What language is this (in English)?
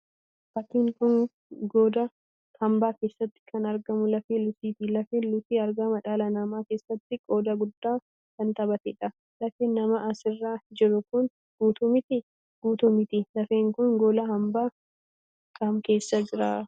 Oromo